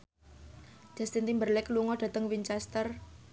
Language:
Javanese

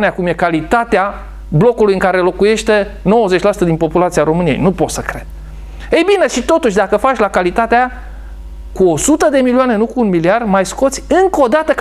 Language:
Romanian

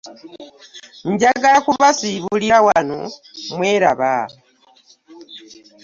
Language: Ganda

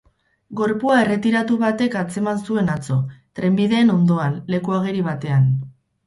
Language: Basque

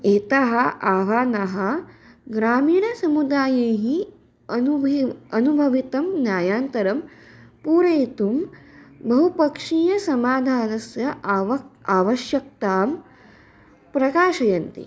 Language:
Sanskrit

